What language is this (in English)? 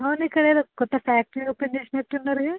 Telugu